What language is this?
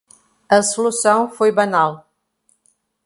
Portuguese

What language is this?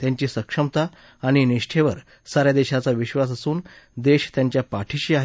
Marathi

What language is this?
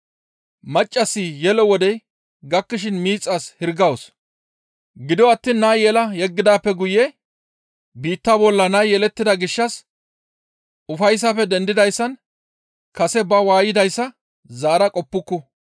Gamo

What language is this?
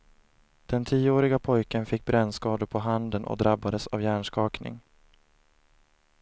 Swedish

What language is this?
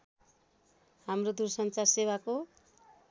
Nepali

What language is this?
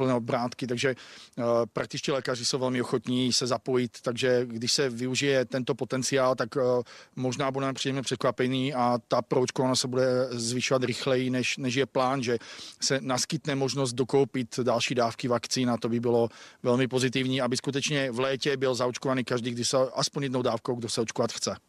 Czech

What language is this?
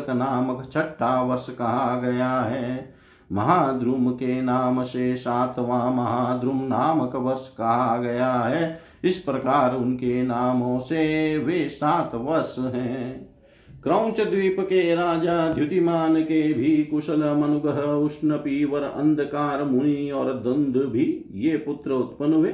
Hindi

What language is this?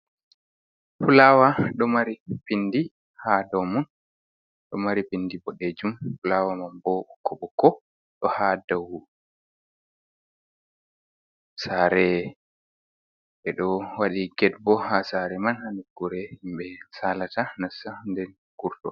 Fula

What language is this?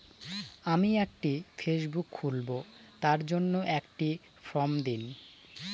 Bangla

